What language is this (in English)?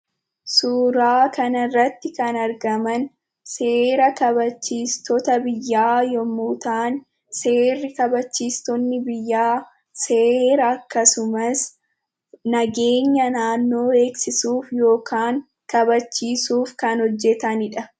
Oromo